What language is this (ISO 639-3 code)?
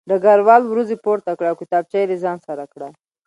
pus